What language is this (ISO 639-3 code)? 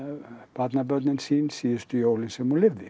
isl